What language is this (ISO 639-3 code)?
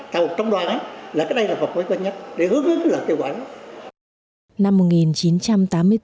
vie